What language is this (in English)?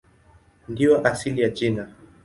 Swahili